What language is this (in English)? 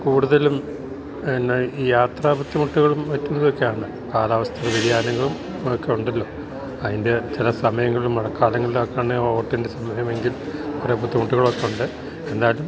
Malayalam